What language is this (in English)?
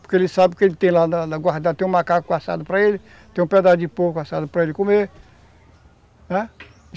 Portuguese